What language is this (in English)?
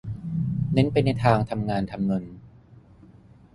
Thai